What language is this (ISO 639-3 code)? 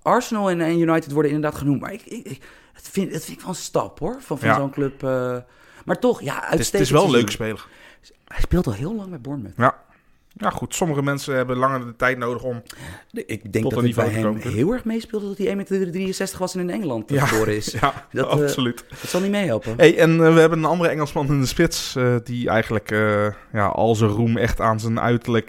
nld